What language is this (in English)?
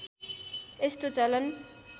Nepali